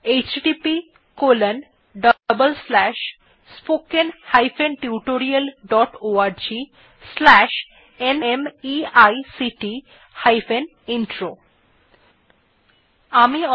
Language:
Bangla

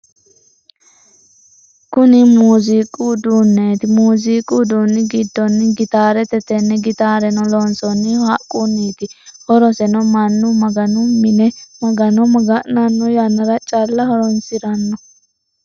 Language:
Sidamo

